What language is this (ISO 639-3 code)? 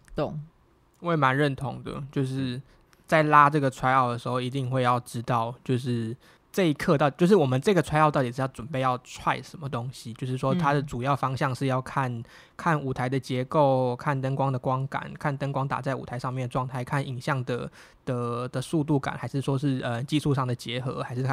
zho